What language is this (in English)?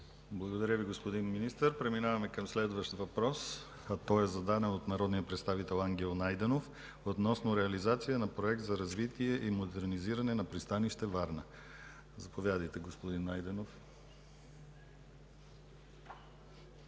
Bulgarian